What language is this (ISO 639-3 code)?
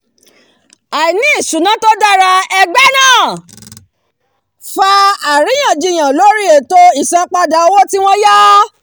yor